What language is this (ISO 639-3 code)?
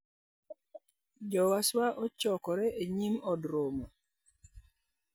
luo